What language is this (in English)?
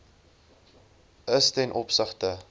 Afrikaans